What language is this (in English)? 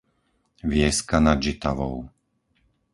Slovak